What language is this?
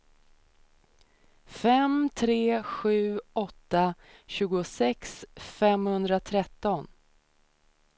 Swedish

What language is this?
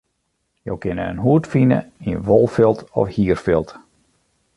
Western Frisian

